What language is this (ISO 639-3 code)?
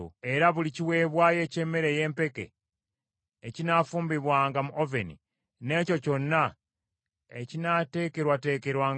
lug